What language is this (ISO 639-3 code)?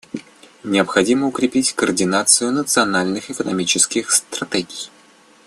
rus